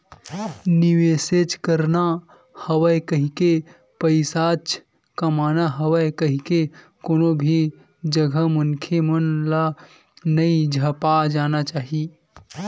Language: Chhattisgarhi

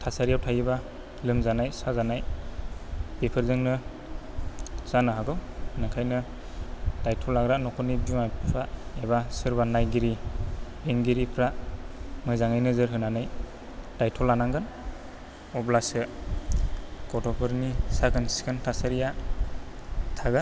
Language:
Bodo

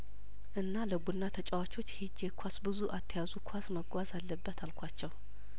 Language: Amharic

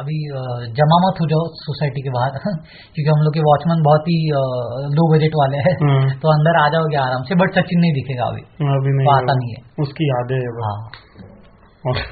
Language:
Hindi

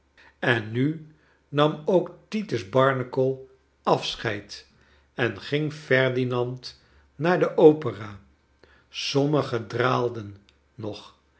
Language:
Dutch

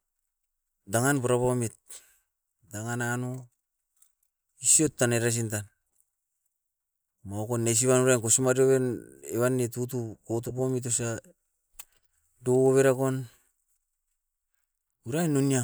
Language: Askopan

